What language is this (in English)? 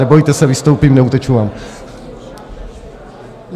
Czech